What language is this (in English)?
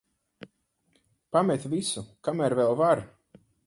Latvian